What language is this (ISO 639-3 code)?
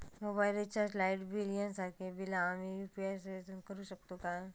mar